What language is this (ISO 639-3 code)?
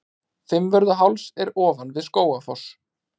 isl